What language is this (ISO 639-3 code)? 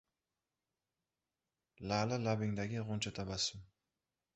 uzb